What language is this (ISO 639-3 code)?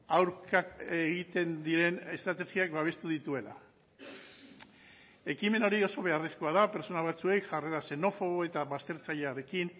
eus